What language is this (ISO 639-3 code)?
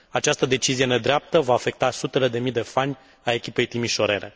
ron